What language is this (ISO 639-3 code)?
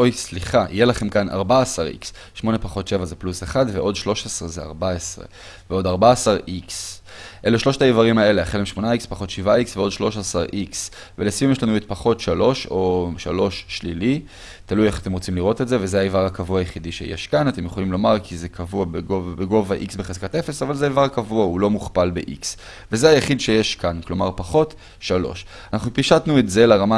heb